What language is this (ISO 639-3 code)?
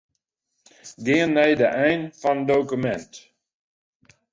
fry